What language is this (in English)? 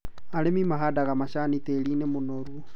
Kikuyu